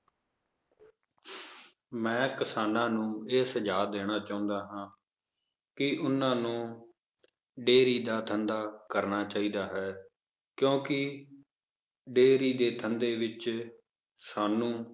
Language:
Punjabi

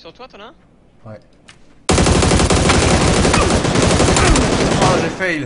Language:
French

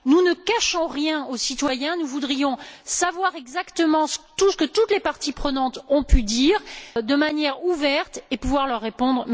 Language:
French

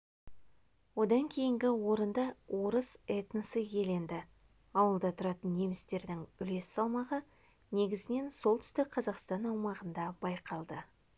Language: Kazakh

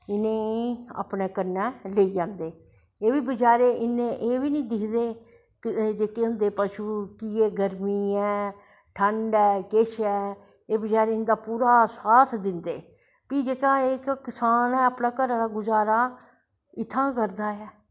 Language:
Dogri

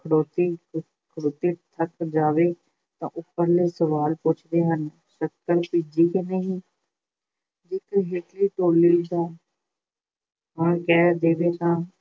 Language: Punjabi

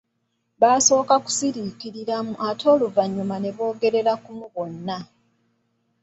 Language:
Ganda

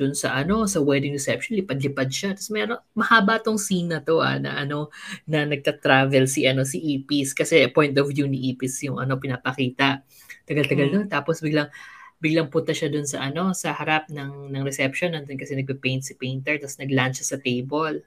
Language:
Filipino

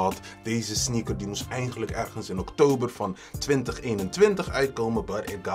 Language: Dutch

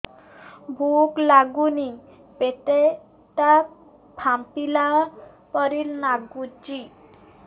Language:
Odia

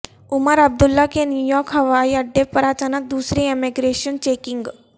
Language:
Urdu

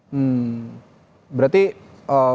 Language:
Indonesian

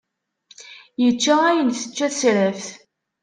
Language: Kabyle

